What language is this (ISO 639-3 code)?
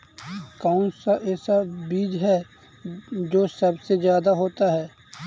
mag